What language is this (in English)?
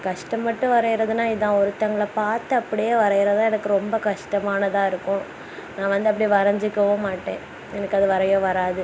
Tamil